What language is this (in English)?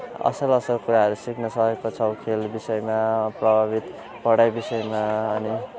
Nepali